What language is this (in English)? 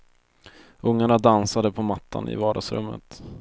Swedish